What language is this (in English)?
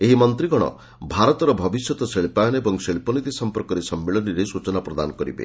Odia